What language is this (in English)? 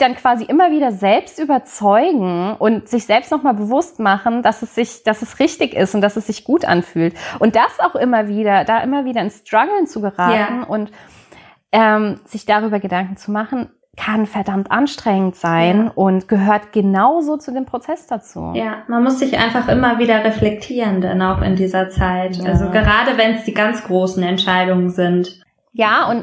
German